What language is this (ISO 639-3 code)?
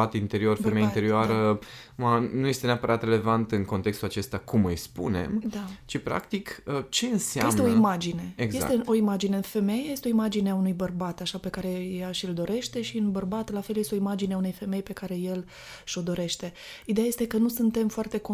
ron